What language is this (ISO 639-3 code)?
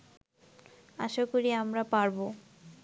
ben